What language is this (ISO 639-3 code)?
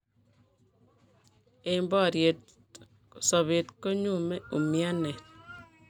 kln